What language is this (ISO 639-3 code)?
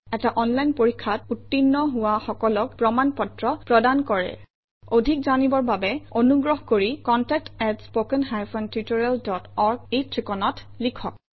asm